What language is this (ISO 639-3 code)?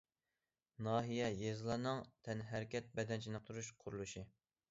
uig